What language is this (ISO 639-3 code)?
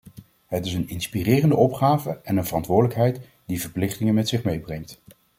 nld